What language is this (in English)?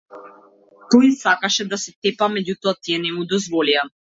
Macedonian